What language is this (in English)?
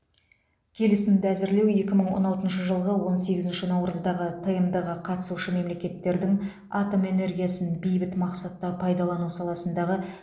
Kazakh